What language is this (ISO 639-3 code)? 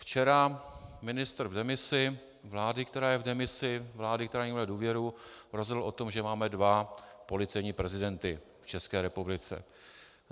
ces